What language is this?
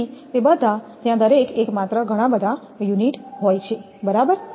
Gujarati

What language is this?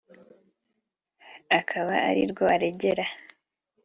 Kinyarwanda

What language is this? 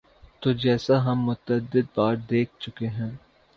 Urdu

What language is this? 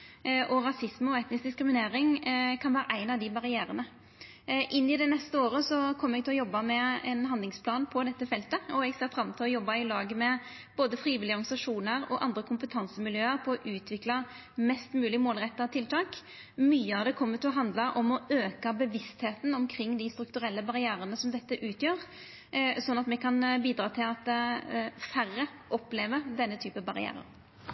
Norwegian Nynorsk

